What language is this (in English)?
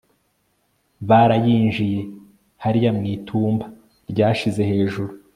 Kinyarwanda